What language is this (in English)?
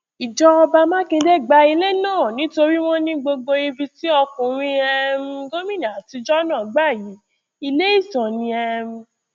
Yoruba